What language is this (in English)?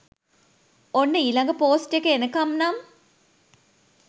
Sinhala